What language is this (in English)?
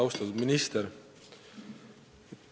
Estonian